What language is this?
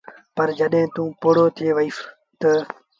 Sindhi Bhil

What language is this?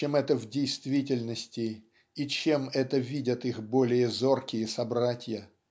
Russian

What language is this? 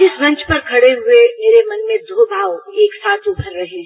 Hindi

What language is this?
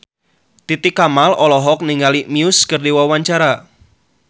Sundanese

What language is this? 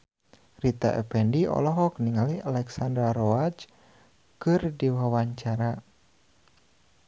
Sundanese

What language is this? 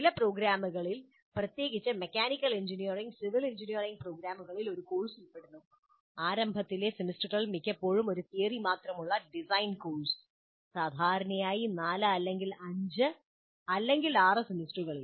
Malayalam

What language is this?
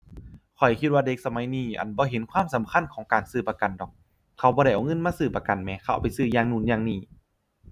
Thai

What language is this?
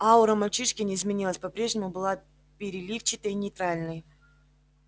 Russian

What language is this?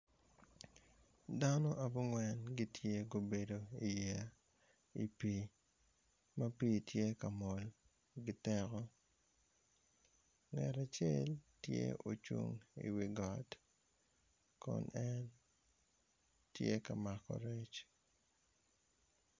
Acoli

